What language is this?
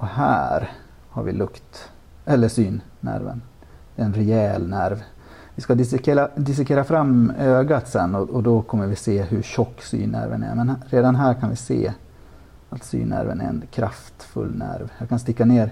Swedish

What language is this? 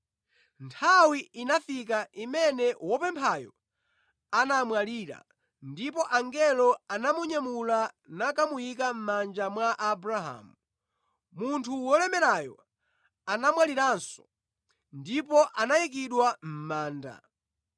Nyanja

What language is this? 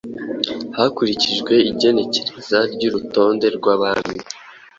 Kinyarwanda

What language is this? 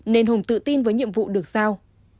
Vietnamese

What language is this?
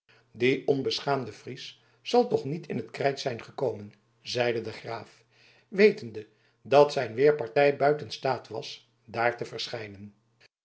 Dutch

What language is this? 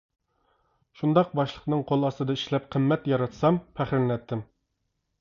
Uyghur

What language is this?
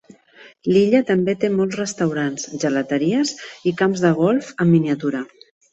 Catalan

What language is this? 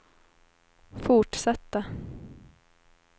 Swedish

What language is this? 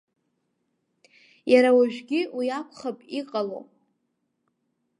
Abkhazian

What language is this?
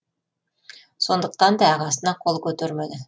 Kazakh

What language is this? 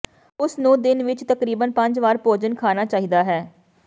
Punjabi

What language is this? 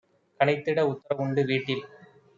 Tamil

